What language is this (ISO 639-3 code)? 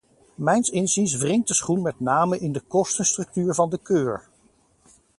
nld